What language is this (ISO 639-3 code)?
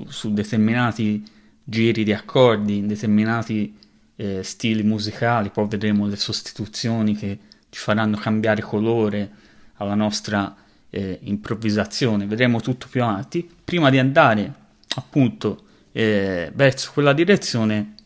ita